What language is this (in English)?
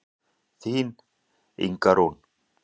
Icelandic